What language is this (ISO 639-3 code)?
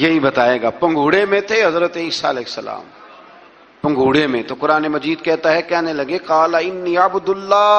urd